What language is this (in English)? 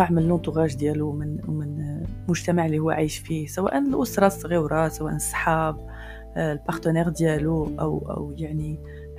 Arabic